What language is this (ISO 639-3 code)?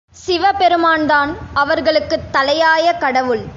tam